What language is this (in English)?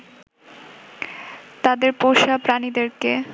Bangla